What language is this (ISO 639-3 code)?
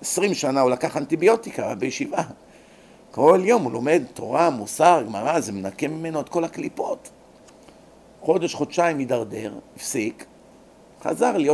heb